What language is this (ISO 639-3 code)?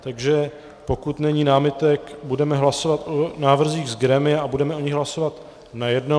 ces